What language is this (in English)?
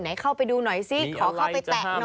Thai